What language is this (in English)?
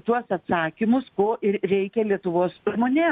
Lithuanian